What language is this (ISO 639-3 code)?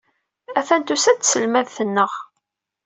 kab